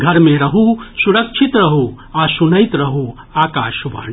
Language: Maithili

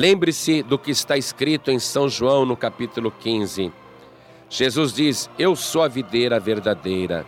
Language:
Portuguese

